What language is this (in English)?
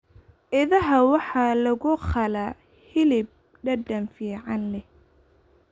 Somali